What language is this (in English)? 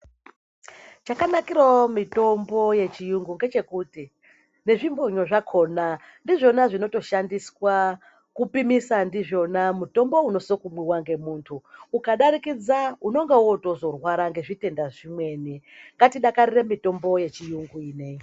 Ndau